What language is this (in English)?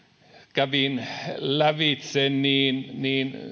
Finnish